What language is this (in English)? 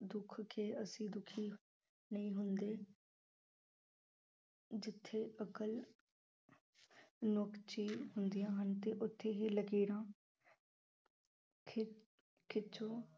Punjabi